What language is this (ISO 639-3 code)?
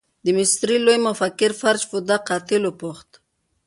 pus